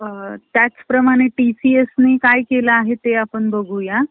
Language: Marathi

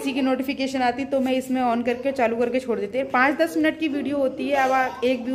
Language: Hindi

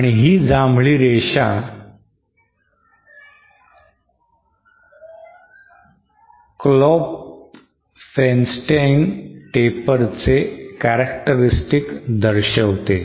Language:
Marathi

